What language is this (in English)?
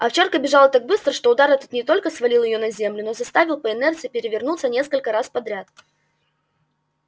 Russian